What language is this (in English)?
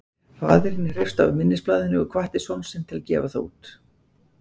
Icelandic